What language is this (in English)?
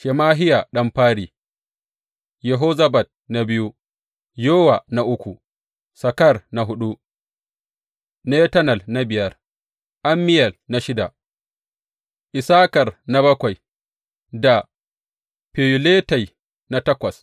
Hausa